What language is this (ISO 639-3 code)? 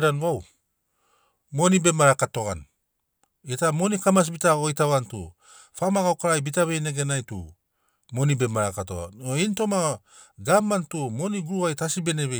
snc